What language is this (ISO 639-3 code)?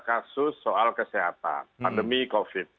ind